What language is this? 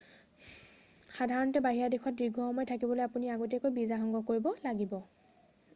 Assamese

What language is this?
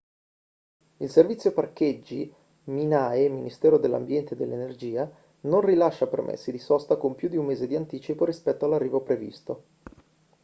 Italian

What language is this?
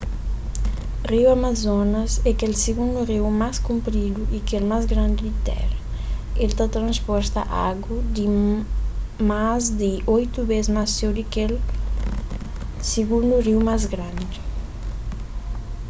Kabuverdianu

